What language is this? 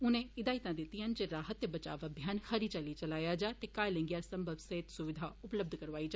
Dogri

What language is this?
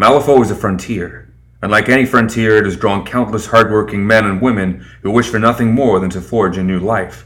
English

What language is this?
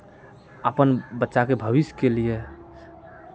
Maithili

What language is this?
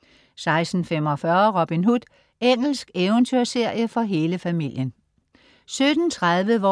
Danish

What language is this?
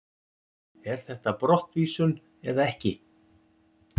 Icelandic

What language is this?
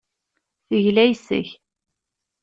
Kabyle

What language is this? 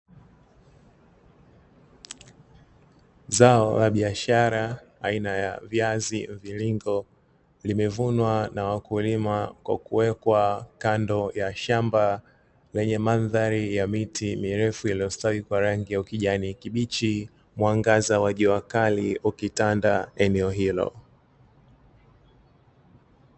Swahili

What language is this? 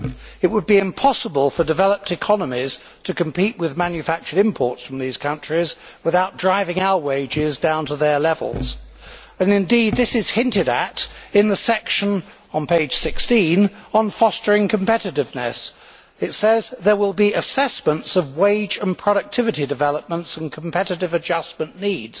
English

